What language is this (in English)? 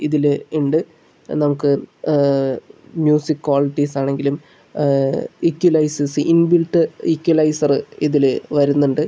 Malayalam